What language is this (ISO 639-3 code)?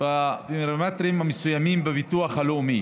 heb